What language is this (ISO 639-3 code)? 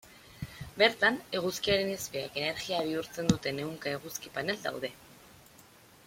eus